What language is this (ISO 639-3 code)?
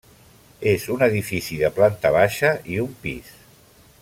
cat